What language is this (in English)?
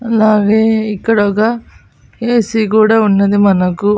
Telugu